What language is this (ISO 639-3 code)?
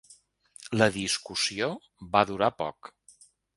cat